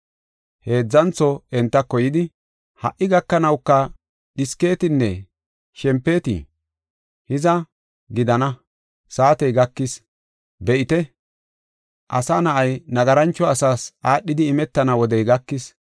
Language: Gofa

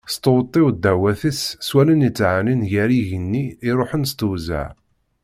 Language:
Kabyle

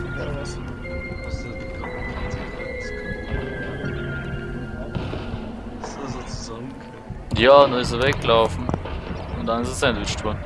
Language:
German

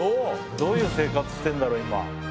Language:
Japanese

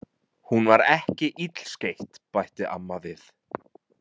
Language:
Icelandic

